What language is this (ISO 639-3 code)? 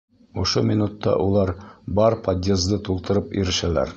bak